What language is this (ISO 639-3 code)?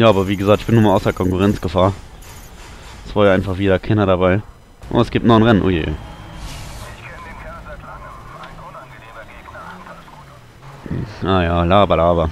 deu